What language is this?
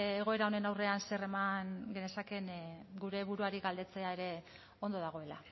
Basque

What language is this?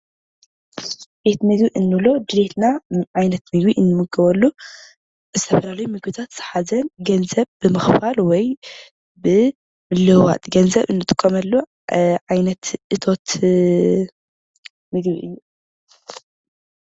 Tigrinya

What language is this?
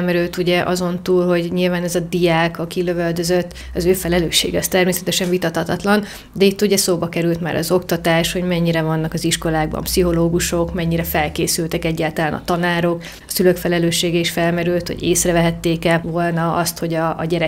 Hungarian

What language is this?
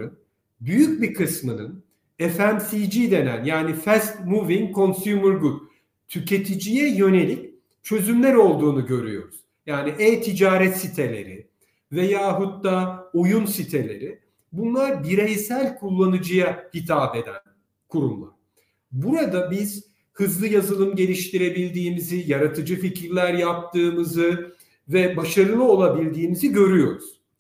Turkish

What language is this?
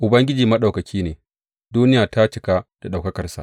Hausa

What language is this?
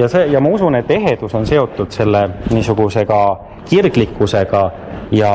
Finnish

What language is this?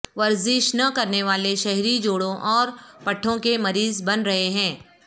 Urdu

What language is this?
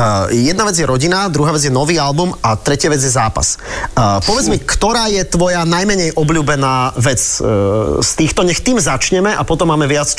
Slovak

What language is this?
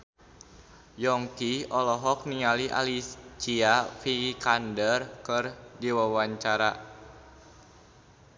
Sundanese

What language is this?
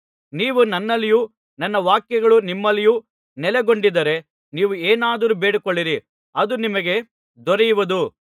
Kannada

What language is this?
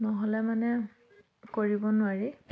Assamese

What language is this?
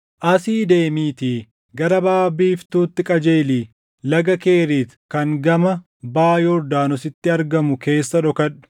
Oromo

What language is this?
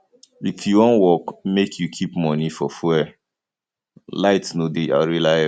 Nigerian Pidgin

